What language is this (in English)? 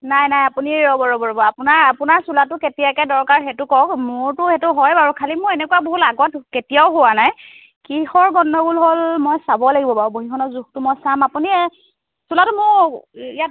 Assamese